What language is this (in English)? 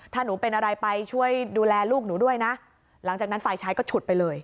Thai